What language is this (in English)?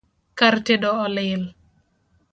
Luo (Kenya and Tanzania)